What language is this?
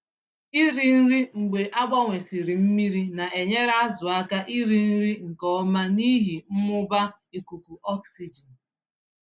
Igbo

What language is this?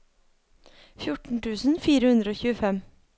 Norwegian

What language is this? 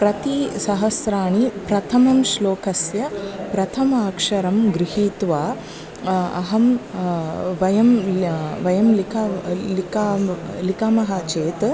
Sanskrit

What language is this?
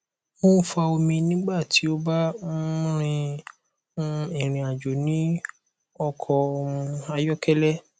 Yoruba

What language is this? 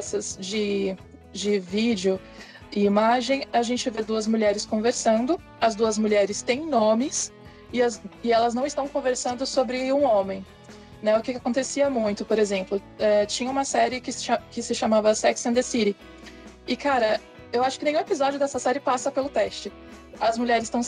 Portuguese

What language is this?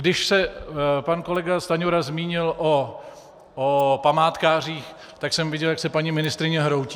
Czech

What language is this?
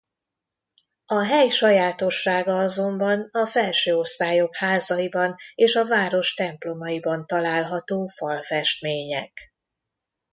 Hungarian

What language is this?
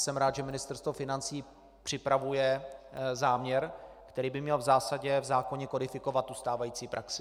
Czech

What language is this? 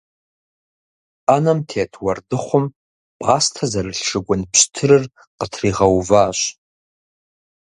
Kabardian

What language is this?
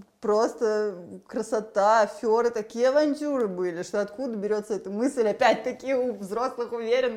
Russian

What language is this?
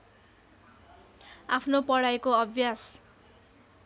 Nepali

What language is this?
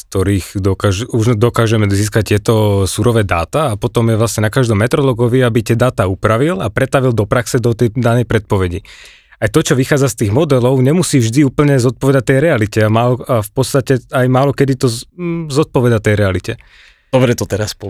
Slovak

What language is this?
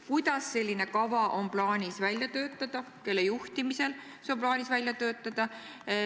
Estonian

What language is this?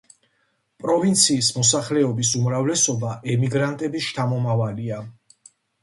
Georgian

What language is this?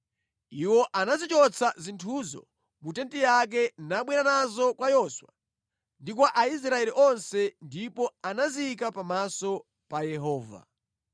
Nyanja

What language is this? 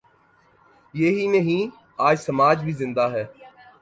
Urdu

